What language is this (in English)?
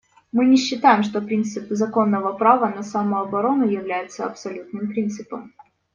Russian